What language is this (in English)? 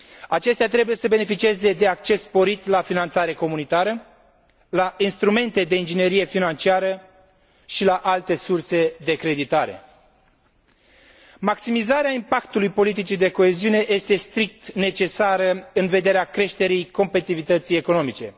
Romanian